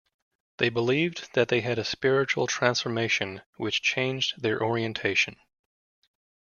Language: English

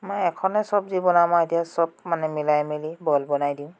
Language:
Assamese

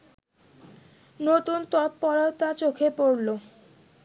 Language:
Bangla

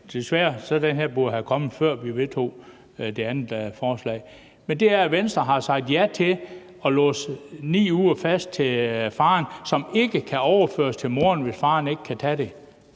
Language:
Danish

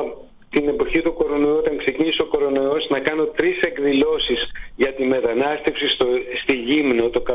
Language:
Greek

